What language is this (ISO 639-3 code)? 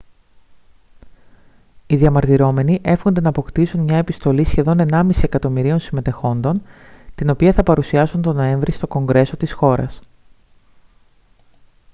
ell